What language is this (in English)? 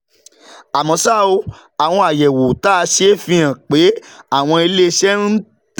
Yoruba